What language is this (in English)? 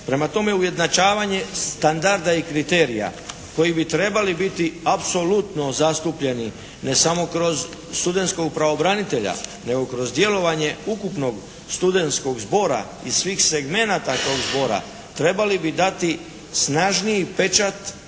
Croatian